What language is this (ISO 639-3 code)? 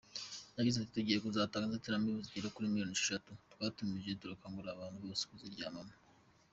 kin